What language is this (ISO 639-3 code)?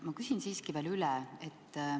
est